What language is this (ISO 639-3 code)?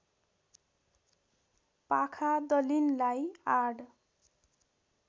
nep